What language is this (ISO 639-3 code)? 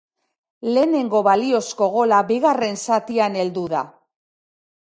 eus